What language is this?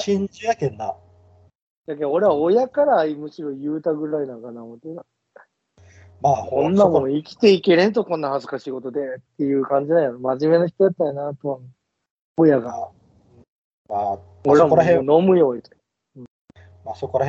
Japanese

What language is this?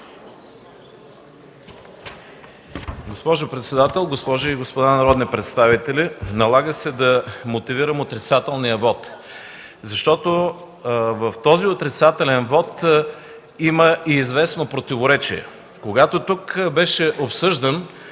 Bulgarian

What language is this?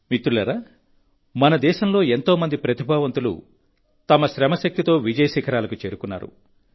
Telugu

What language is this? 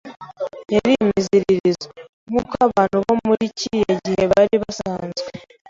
Kinyarwanda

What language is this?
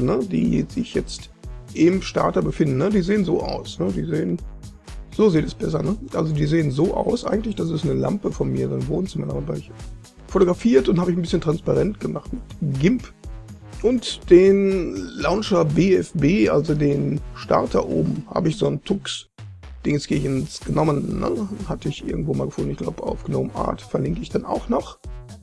German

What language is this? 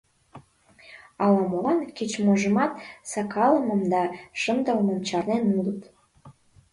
Mari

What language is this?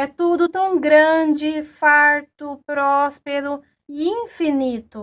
Portuguese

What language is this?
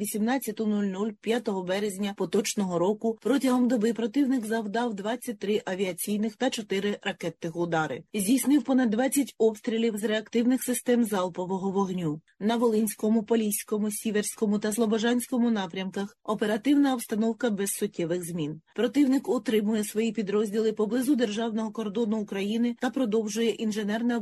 Ukrainian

